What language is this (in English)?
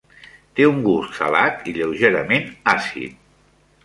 Catalan